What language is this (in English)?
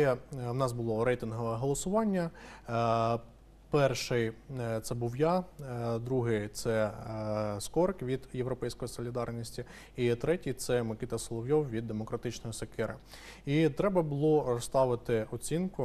Ukrainian